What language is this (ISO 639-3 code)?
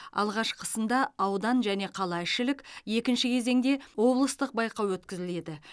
kaz